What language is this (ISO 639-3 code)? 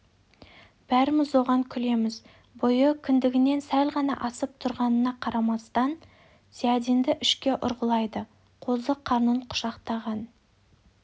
kaz